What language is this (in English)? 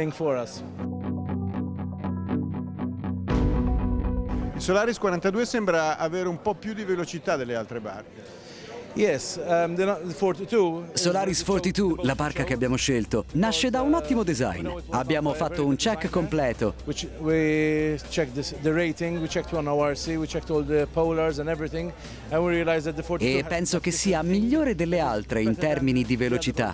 Italian